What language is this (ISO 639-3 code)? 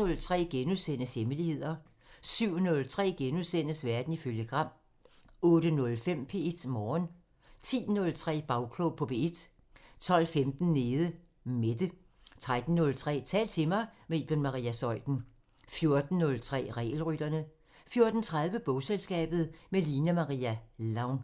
dan